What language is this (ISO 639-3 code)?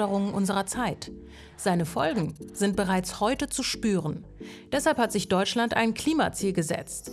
deu